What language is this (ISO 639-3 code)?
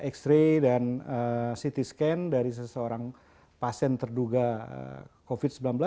ind